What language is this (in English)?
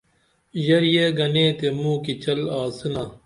Dameli